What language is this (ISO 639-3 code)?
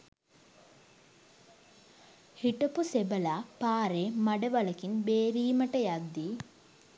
sin